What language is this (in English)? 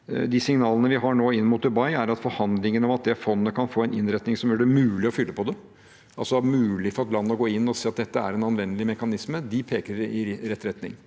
Norwegian